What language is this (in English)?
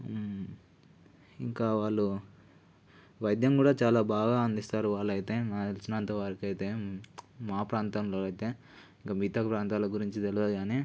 Telugu